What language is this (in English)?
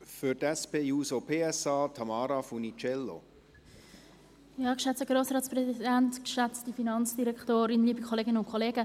Swiss German